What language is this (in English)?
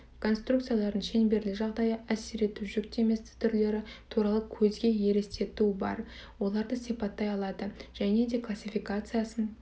Kazakh